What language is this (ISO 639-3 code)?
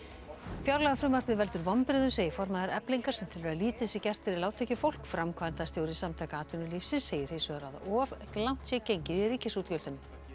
isl